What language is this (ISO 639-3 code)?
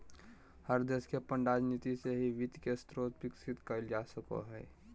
mag